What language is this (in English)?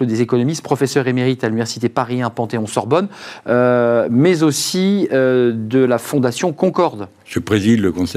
French